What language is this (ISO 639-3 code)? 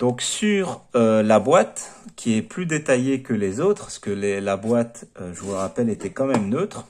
fra